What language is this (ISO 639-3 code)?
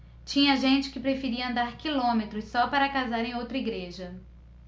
por